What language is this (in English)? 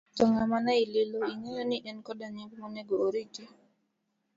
Luo (Kenya and Tanzania)